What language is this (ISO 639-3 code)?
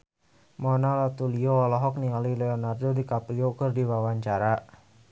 sun